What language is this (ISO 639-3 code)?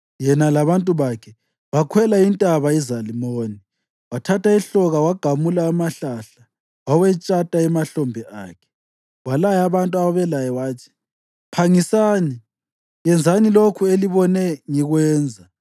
nde